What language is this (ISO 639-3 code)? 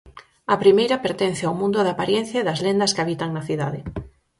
glg